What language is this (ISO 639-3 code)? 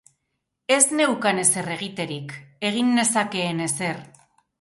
eus